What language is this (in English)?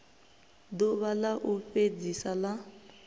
Venda